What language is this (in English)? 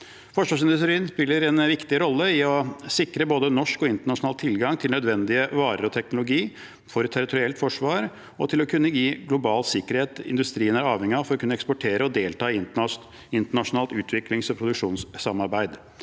Norwegian